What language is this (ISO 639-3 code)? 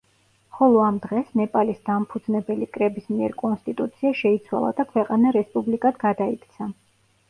kat